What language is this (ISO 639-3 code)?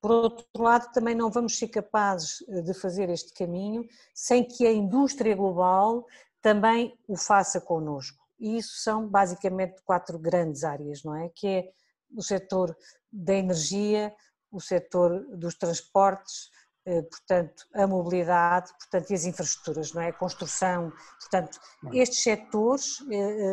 por